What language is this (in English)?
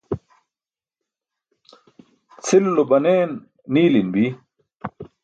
Burushaski